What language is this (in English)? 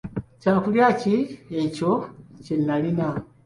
Ganda